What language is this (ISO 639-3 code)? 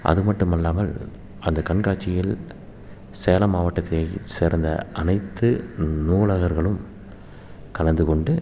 tam